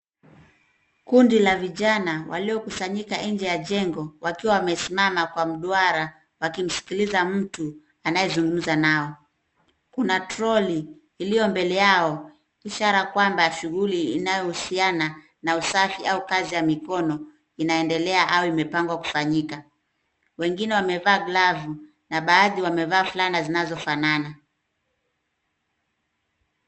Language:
Swahili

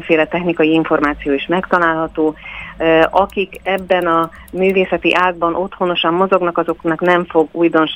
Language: Hungarian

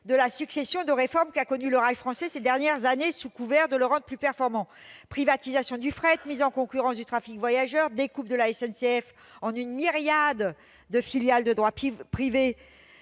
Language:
French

